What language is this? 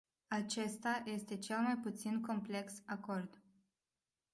Romanian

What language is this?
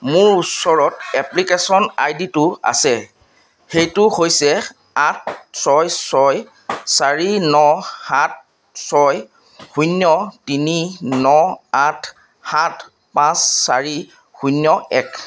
Assamese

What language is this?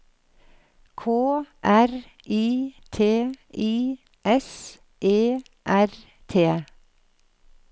Norwegian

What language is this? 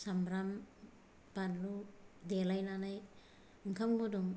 Bodo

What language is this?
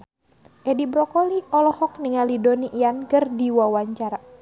Sundanese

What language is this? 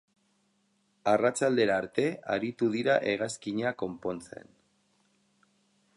Basque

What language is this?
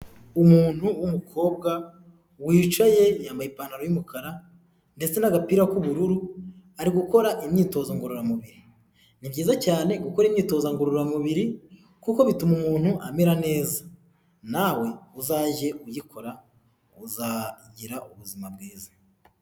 Kinyarwanda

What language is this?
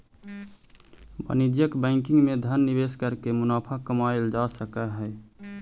Magahi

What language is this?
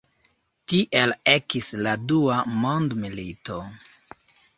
Esperanto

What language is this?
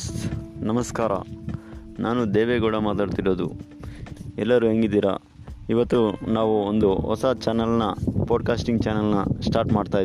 Kannada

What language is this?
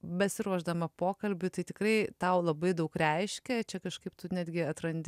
Lithuanian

